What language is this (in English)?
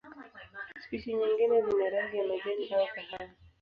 Swahili